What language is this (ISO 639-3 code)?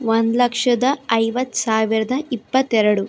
kan